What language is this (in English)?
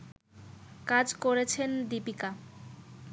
Bangla